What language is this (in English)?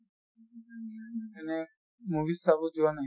Assamese